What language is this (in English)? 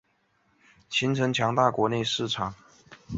Chinese